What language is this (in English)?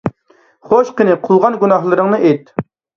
Uyghur